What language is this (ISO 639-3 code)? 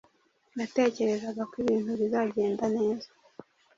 kin